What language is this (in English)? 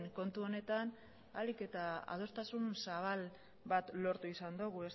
Basque